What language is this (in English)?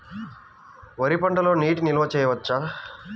Telugu